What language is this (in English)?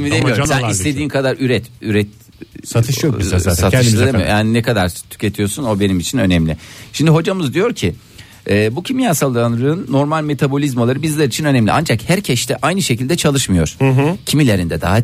Turkish